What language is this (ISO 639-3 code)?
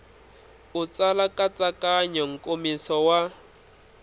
tso